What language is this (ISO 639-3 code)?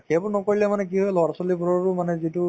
asm